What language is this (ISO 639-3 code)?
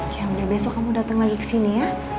ind